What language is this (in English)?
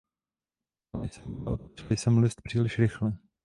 Czech